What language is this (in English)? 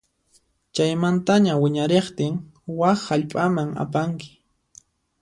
Puno Quechua